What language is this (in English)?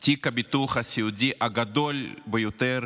Hebrew